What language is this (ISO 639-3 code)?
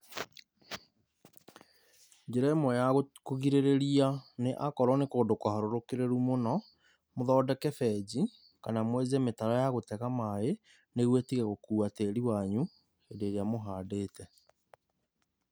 kik